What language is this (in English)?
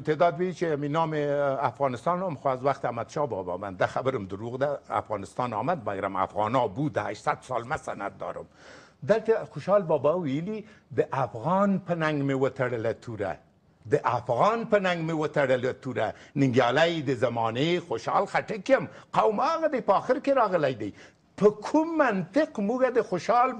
Persian